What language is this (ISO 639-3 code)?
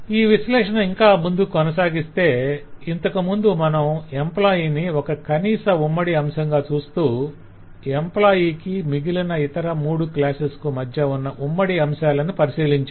tel